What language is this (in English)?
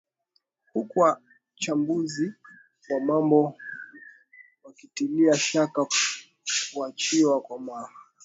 Swahili